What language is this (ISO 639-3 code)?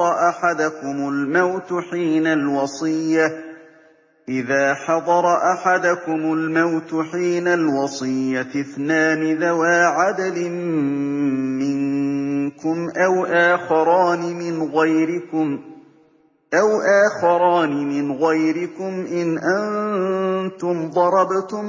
ara